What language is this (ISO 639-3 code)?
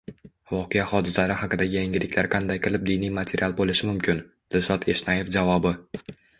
uzb